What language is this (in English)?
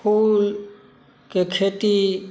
Maithili